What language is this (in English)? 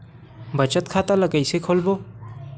Chhattisgarhi